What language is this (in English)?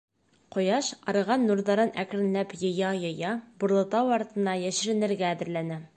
Bashkir